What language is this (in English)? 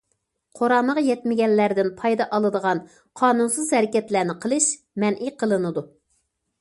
Uyghur